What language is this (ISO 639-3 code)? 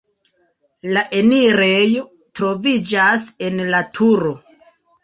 epo